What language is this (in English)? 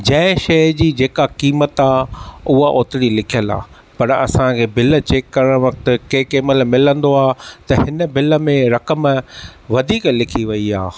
Sindhi